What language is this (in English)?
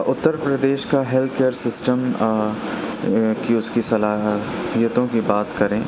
Urdu